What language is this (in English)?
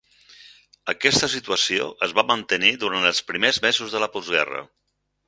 Catalan